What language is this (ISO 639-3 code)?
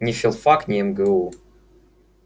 rus